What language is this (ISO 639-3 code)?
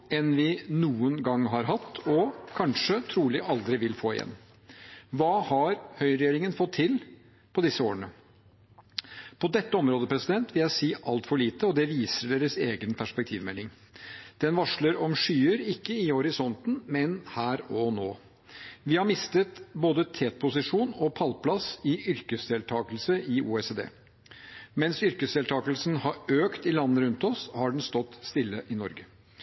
nob